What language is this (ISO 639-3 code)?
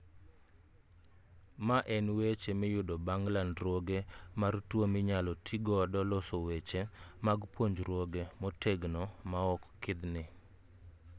luo